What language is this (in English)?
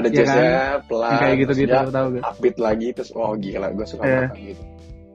Indonesian